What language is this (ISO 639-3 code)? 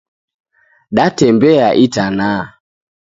dav